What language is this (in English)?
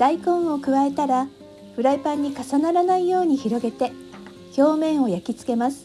Japanese